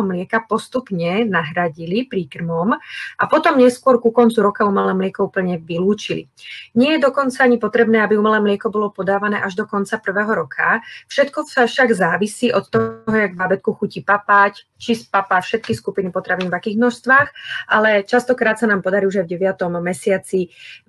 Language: Slovak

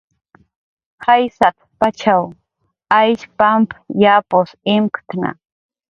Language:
Jaqaru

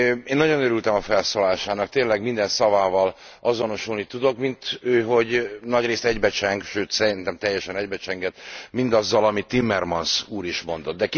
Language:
Hungarian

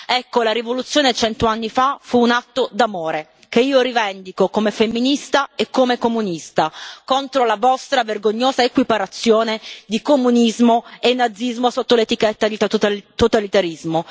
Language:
Italian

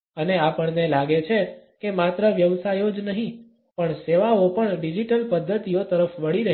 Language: Gujarati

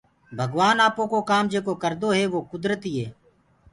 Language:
Gurgula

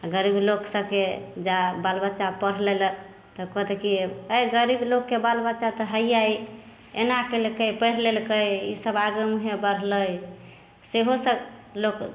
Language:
Maithili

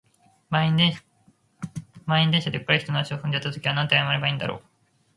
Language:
Japanese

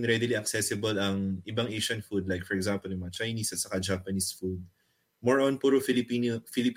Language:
Filipino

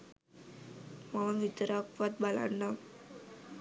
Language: Sinhala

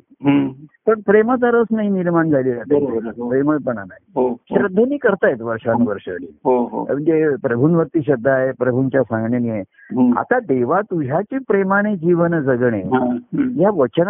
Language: Marathi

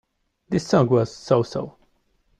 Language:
English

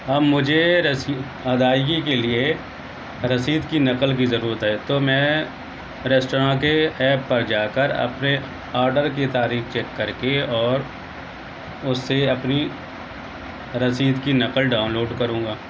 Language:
Urdu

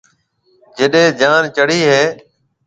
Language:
Marwari (Pakistan)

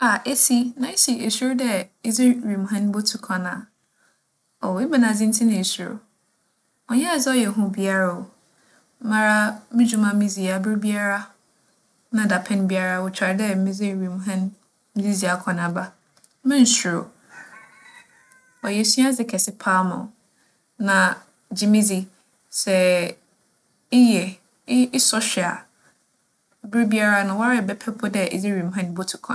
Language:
Akan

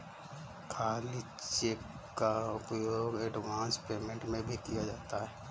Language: Hindi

